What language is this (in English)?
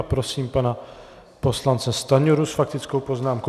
Czech